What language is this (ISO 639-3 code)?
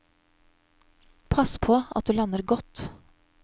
nor